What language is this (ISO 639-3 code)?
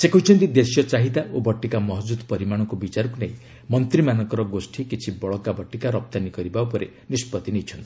ori